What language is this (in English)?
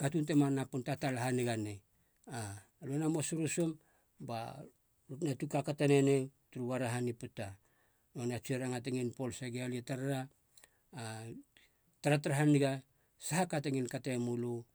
Halia